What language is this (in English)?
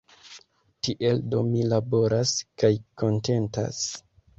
Esperanto